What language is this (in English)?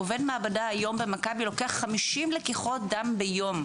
Hebrew